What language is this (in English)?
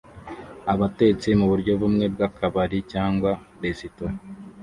Kinyarwanda